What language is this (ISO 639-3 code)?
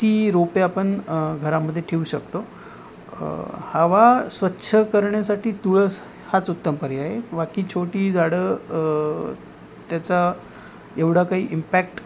mar